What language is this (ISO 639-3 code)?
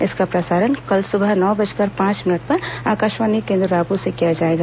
hin